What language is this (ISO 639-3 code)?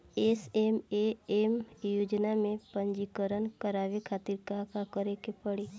bho